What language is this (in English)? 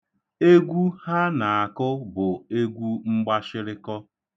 Igbo